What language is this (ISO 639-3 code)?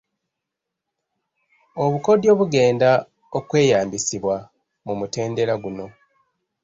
lug